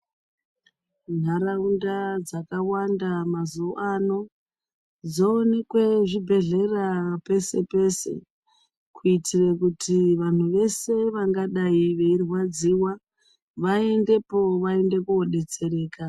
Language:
Ndau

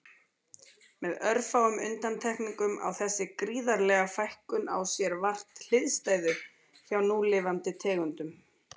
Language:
Icelandic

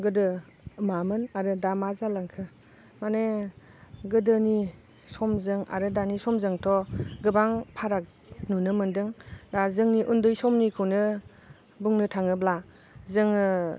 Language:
Bodo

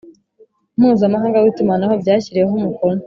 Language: Kinyarwanda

